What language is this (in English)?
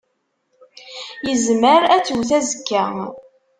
Kabyle